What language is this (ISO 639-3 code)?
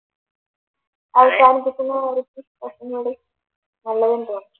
mal